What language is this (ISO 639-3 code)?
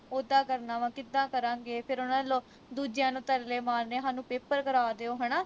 pan